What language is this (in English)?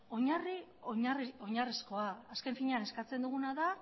Basque